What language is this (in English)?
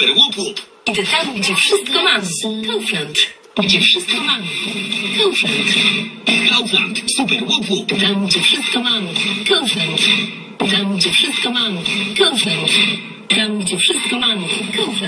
Polish